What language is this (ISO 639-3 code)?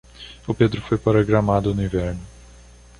por